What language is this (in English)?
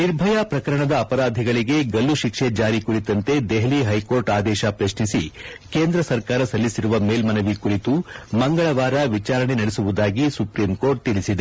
Kannada